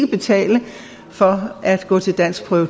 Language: Danish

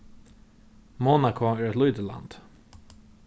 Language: Faroese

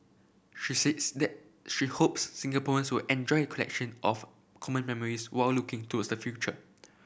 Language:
English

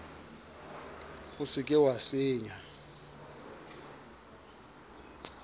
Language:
Southern Sotho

